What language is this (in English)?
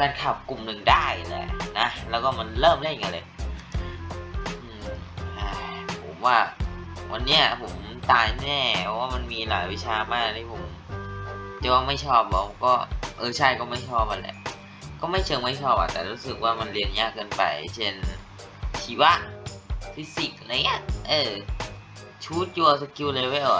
Thai